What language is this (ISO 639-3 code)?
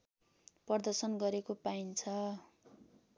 nep